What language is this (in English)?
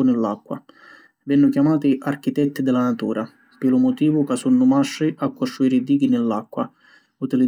Sicilian